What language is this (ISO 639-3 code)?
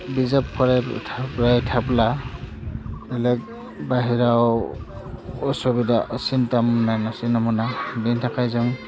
brx